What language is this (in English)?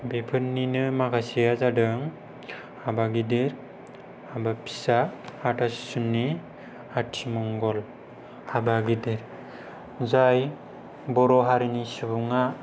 Bodo